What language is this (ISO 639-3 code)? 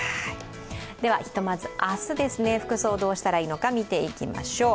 jpn